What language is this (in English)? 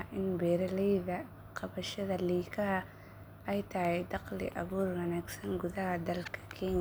Somali